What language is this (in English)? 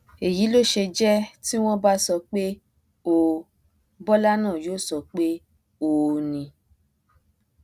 Yoruba